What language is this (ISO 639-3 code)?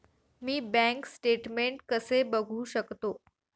mar